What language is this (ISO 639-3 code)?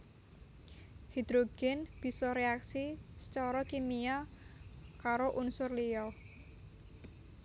jav